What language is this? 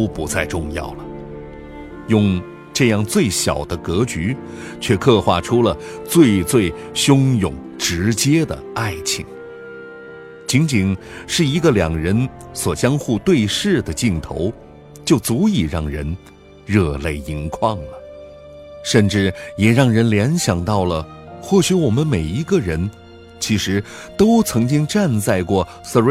Chinese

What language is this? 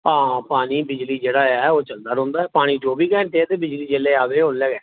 Dogri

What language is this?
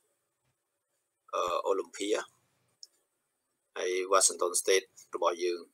Thai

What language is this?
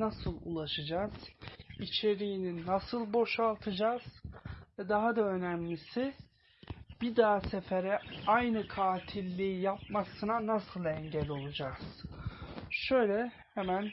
Turkish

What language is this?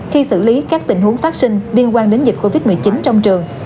Vietnamese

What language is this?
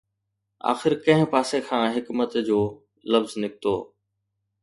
Sindhi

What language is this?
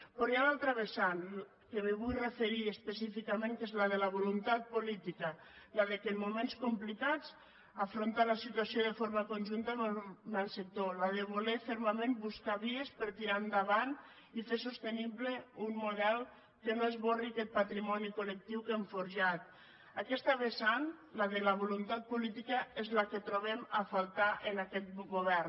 Catalan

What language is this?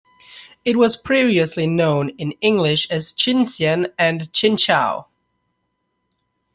English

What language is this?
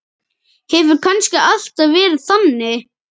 Icelandic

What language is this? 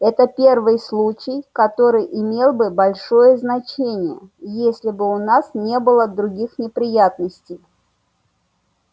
Russian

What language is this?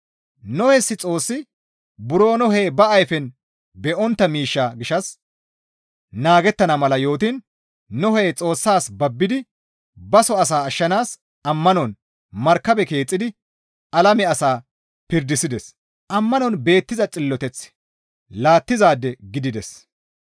Gamo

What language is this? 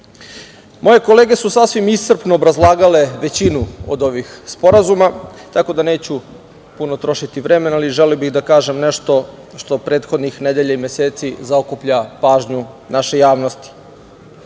Serbian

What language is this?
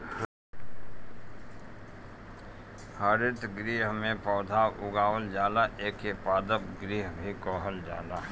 Bhojpuri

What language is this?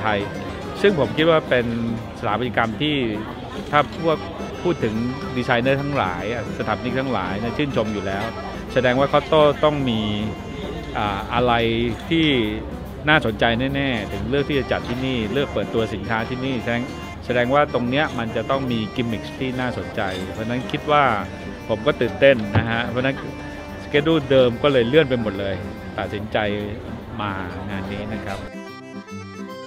Thai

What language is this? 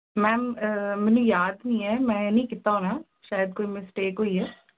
Punjabi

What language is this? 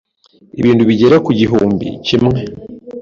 Kinyarwanda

